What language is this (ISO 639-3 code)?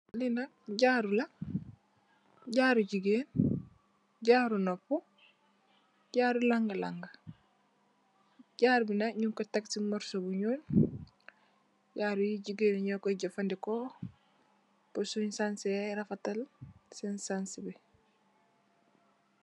wol